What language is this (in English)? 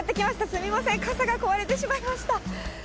Japanese